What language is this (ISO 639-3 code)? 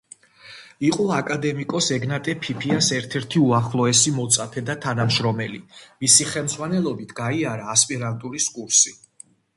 kat